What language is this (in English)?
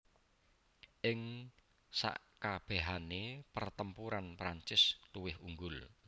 Javanese